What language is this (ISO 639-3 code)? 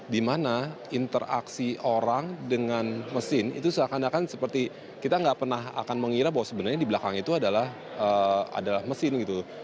ind